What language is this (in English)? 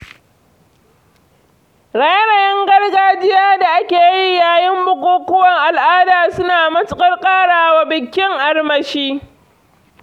Hausa